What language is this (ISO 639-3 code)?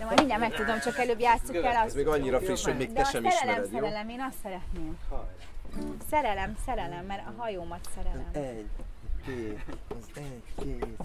hun